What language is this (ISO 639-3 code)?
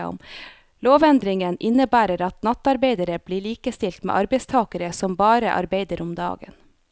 nor